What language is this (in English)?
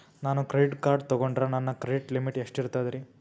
Kannada